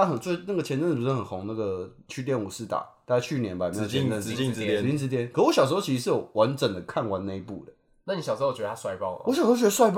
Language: Chinese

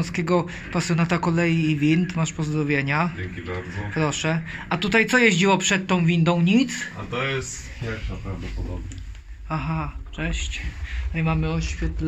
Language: Polish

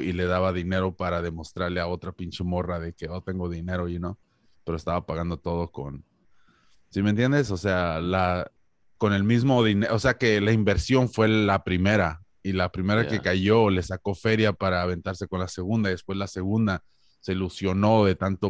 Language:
Spanish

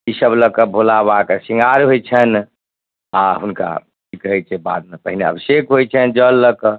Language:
Maithili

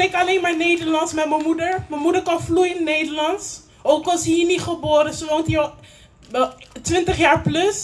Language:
Dutch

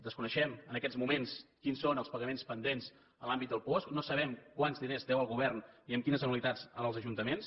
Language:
Catalan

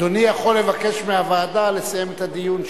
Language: Hebrew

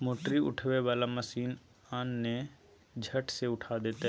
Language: Maithili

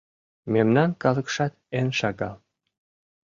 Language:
Mari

